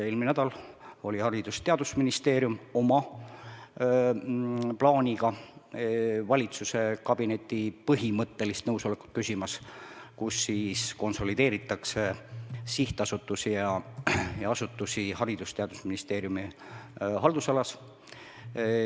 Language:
Estonian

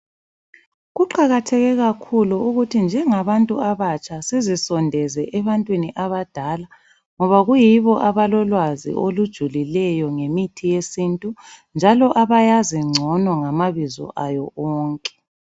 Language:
North Ndebele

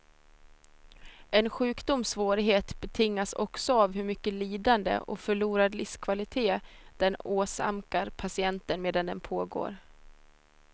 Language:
Swedish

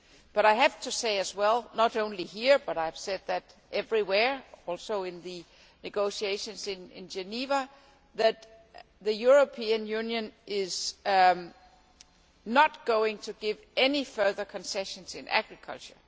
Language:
English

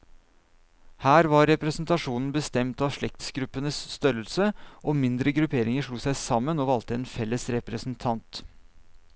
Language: Norwegian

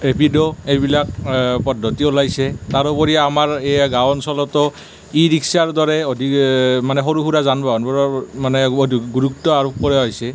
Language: Assamese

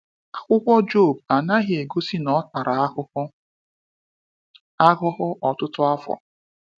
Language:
Igbo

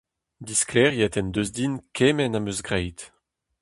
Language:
Breton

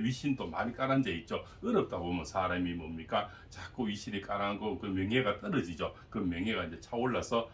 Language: Korean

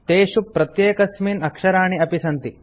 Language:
Sanskrit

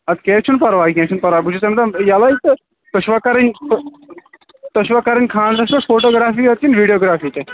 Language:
Kashmiri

